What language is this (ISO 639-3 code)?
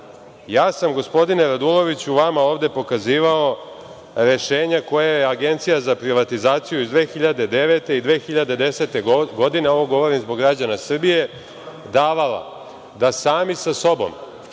srp